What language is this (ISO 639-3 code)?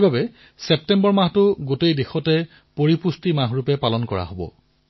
asm